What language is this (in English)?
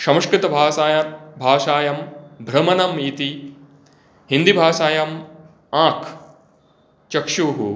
Sanskrit